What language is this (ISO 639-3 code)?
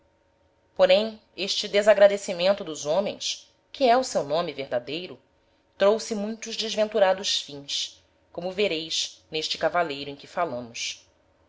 por